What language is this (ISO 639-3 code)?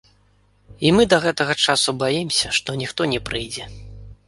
bel